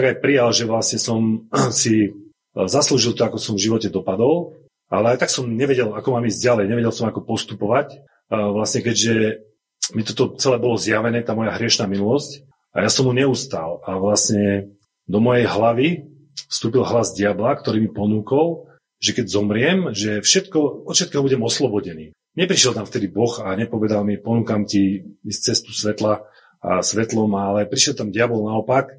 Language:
Slovak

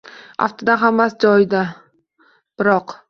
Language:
Uzbek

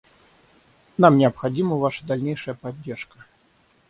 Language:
Russian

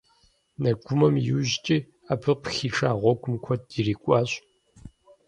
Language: Kabardian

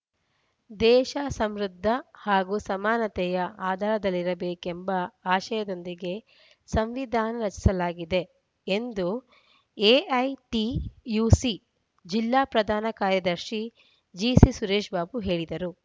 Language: Kannada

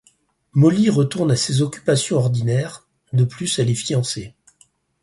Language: French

